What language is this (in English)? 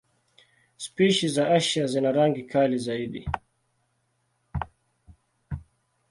Swahili